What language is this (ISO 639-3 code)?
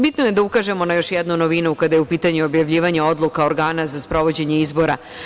srp